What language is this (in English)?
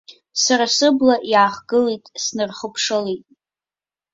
Abkhazian